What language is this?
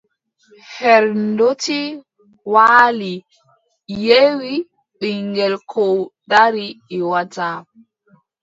Adamawa Fulfulde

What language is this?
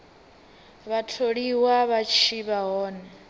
Venda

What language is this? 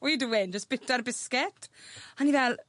Welsh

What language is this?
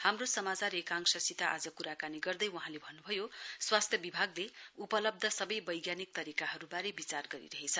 Nepali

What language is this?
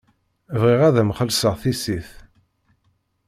Kabyle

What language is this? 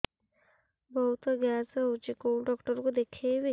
Odia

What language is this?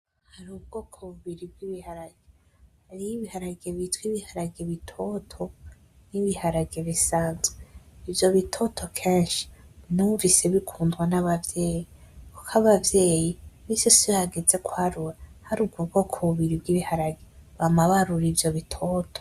Rundi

